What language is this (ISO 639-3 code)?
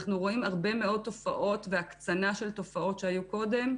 heb